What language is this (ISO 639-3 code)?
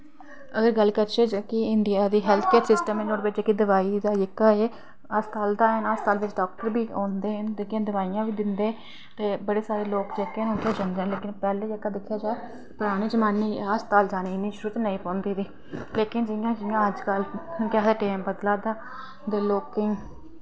doi